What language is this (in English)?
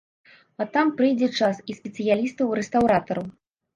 Belarusian